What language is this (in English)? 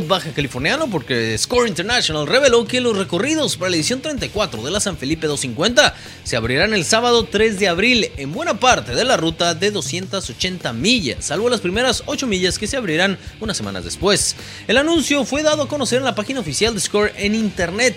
Spanish